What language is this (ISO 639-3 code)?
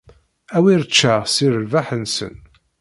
kab